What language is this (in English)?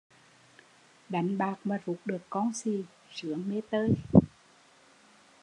Vietnamese